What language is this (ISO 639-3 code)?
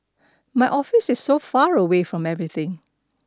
eng